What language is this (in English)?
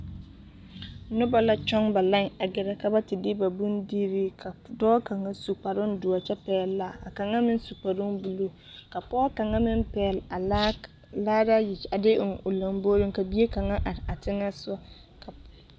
Southern Dagaare